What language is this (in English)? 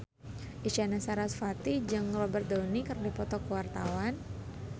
Sundanese